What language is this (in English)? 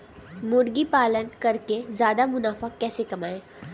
Hindi